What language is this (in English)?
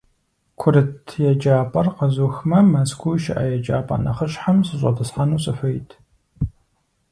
Kabardian